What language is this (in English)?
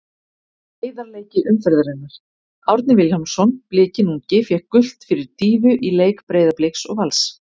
Icelandic